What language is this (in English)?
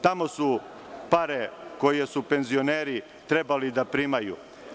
Serbian